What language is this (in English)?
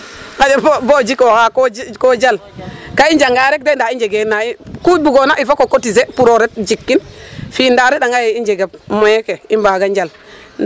Serer